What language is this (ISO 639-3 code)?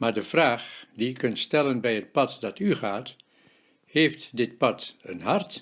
nld